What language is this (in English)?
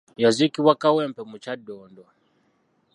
Ganda